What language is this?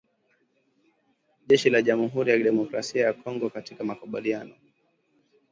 Swahili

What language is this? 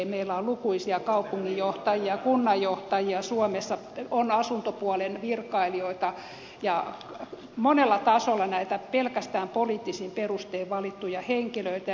Finnish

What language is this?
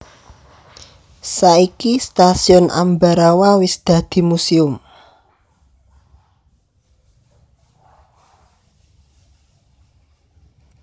Javanese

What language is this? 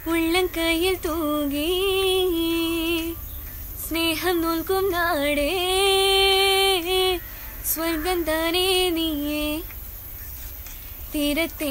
Hindi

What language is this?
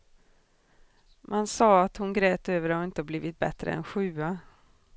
Swedish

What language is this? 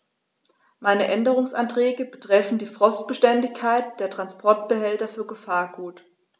German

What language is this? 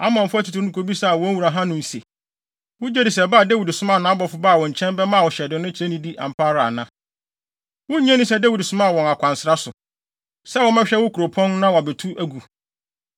Akan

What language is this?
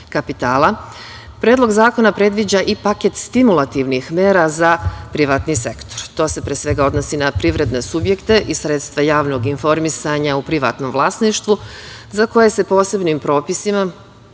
Serbian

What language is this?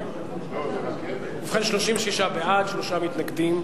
Hebrew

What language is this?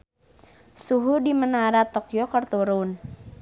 Sundanese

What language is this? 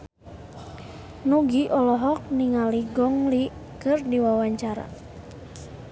Sundanese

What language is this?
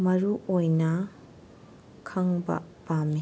Manipuri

